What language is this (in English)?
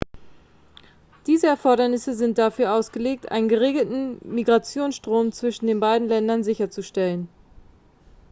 German